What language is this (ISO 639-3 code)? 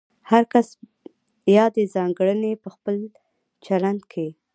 pus